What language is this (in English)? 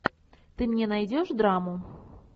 Russian